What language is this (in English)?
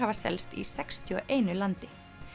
Icelandic